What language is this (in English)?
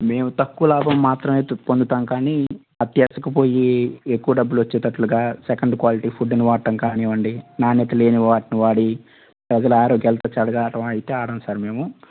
Telugu